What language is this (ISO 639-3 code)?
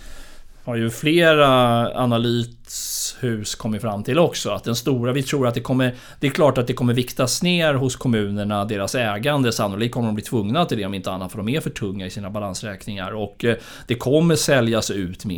swe